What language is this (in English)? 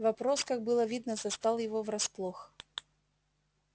Russian